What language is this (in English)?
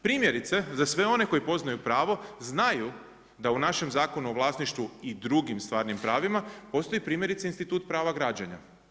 Croatian